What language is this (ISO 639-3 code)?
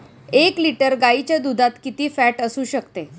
mar